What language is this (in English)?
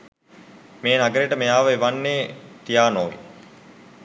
Sinhala